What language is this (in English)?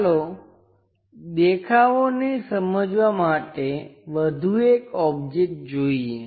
Gujarati